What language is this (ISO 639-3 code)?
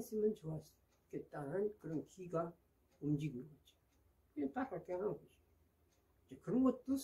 kor